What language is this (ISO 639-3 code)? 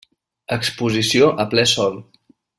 cat